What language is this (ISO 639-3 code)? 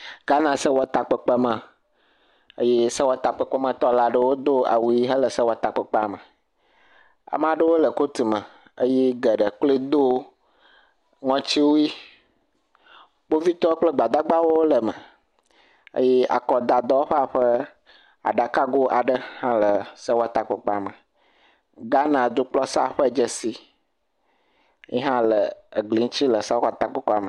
ewe